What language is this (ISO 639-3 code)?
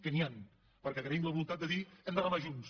cat